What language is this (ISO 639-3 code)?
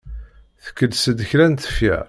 kab